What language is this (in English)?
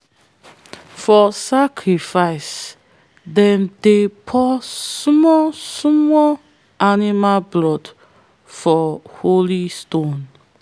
Nigerian Pidgin